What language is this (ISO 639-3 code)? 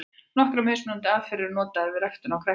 isl